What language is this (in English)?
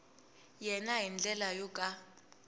Tsonga